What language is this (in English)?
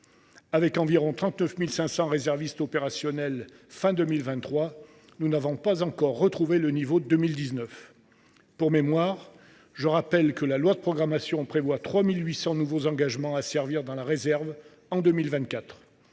French